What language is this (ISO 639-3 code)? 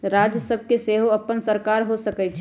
mag